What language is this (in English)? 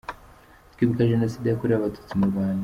Kinyarwanda